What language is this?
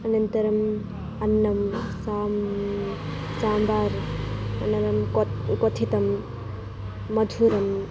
Sanskrit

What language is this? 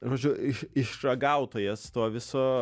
Lithuanian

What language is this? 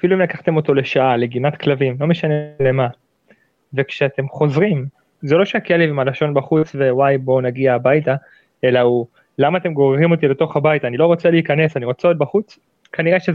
Hebrew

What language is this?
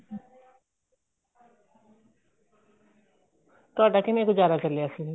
Punjabi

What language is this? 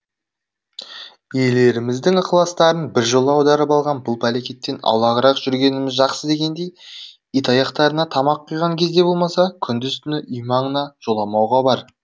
Kazakh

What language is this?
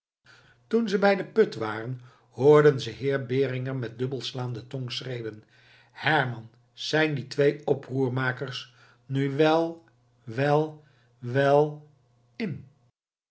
Dutch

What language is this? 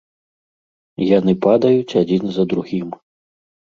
Belarusian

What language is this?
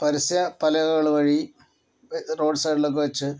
Malayalam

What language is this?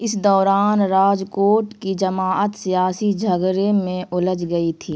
Urdu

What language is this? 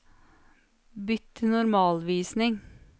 Norwegian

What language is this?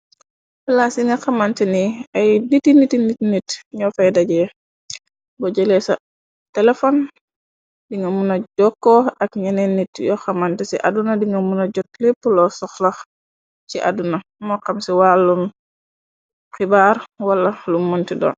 Wolof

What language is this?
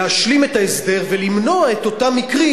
Hebrew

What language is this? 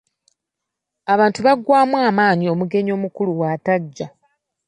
Ganda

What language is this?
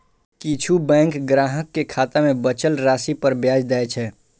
Maithili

